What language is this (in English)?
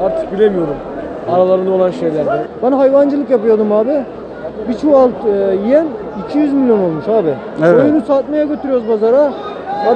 Turkish